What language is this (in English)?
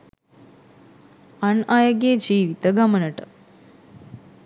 Sinhala